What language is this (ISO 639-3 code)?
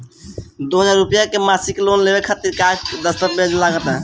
bho